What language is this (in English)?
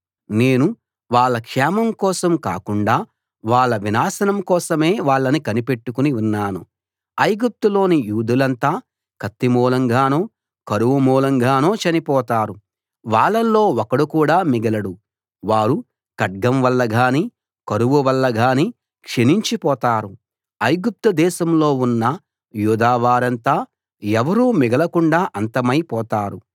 Telugu